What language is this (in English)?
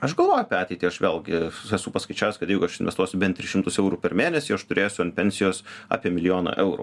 Lithuanian